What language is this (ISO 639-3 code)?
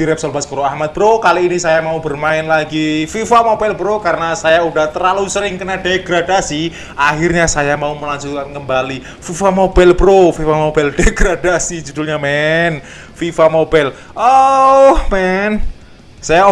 ind